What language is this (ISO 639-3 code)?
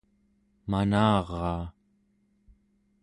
esu